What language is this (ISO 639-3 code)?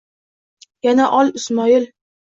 uzb